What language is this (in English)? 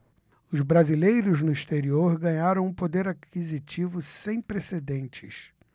Portuguese